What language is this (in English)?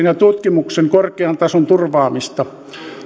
Finnish